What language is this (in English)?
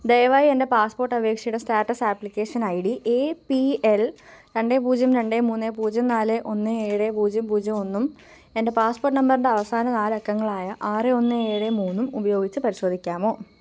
Malayalam